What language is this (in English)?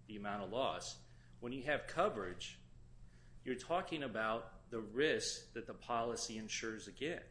English